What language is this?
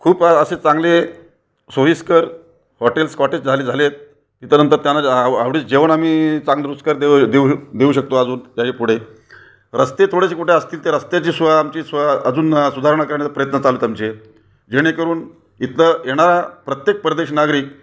Marathi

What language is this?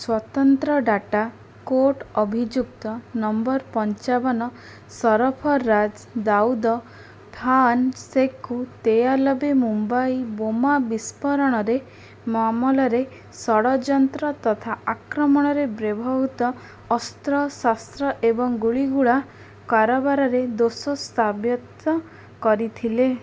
Odia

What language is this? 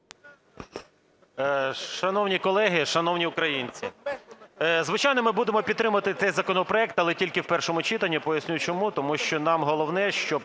Ukrainian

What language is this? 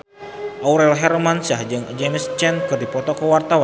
Sundanese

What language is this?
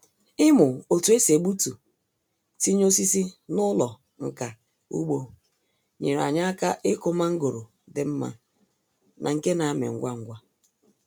Igbo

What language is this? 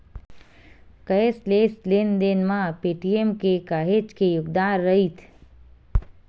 Chhattisgarhi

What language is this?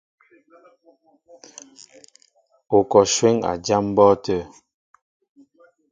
Mbo (Cameroon)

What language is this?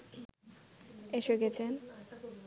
Bangla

